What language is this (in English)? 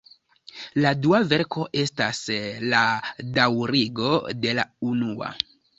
Esperanto